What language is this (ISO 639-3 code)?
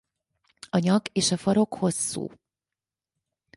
hun